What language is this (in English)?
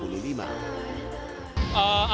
Indonesian